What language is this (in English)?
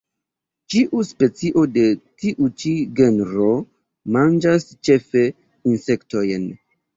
Esperanto